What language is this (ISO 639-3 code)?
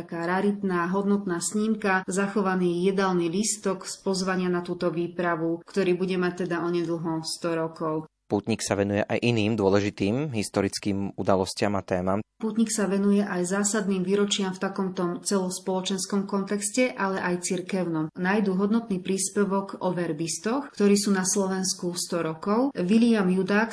slk